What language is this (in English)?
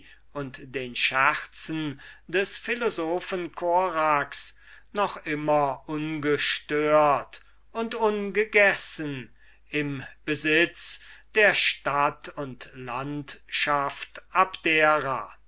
German